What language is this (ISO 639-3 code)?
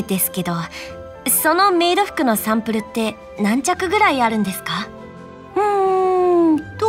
jpn